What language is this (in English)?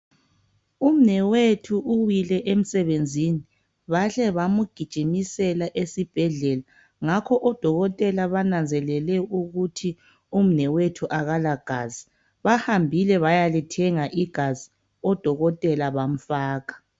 North Ndebele